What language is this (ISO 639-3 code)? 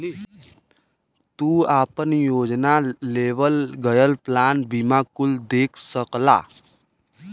bho